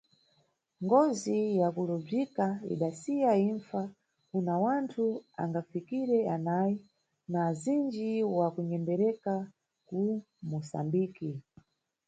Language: Nyungwe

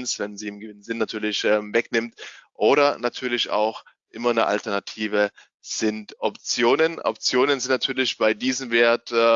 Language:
German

